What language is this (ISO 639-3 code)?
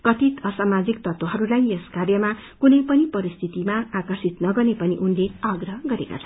nep